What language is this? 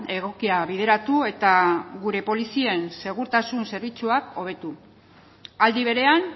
Basque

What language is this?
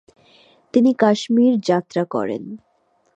Bangla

